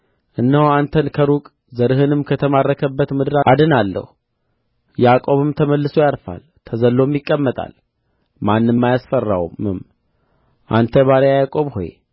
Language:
Amharic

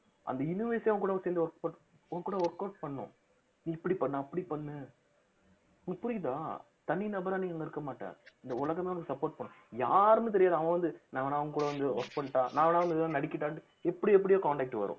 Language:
Tamil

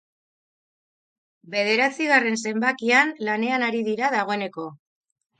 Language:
Basque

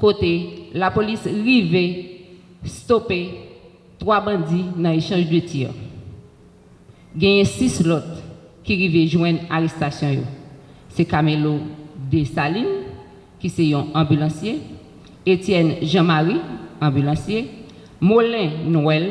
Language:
French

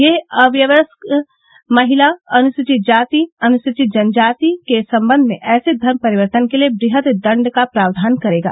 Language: Hindi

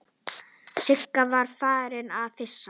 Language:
Icelandic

